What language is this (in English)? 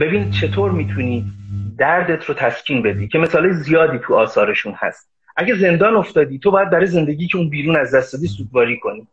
Persian